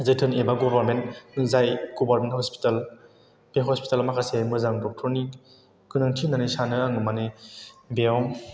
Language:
Bodo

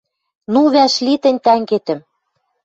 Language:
Western Mari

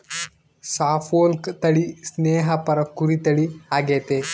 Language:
Kannada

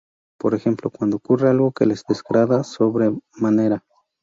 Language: Spanish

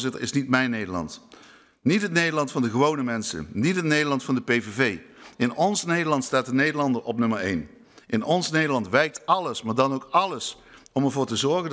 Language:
Dutch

